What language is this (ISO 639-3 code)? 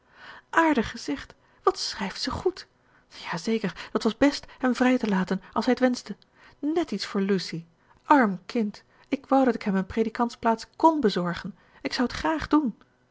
nld